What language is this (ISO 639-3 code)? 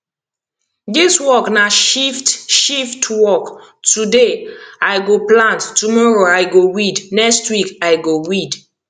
pcm